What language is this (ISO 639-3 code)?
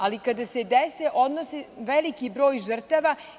srp